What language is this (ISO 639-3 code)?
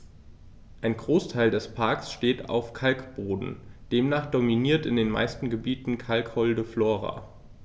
deu